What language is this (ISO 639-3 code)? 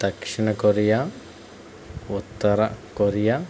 tel